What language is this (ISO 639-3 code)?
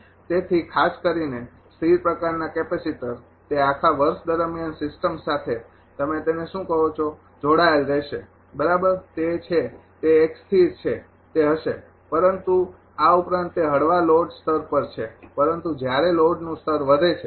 guj